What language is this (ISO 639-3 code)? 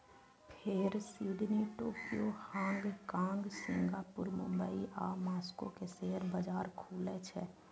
mai